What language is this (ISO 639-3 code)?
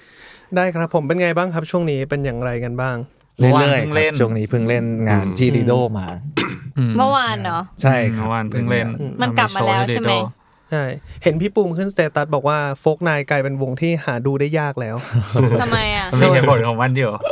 tha